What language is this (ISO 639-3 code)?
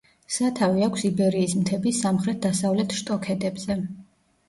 kat